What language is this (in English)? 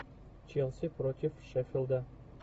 Russian